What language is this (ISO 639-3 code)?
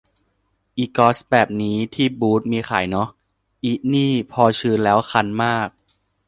tha